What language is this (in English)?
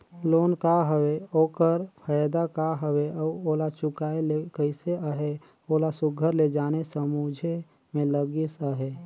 Chhattisgarhi